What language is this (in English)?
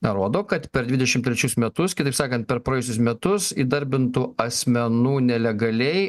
Lithuanian